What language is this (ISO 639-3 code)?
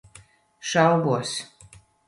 lav